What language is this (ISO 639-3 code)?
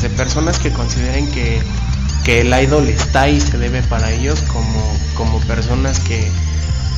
spa